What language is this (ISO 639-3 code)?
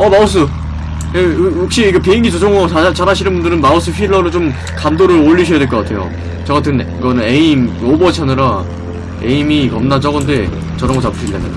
kor